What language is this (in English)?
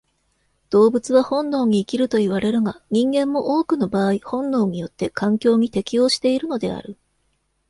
Japanese